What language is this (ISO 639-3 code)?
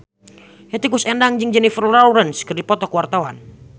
sun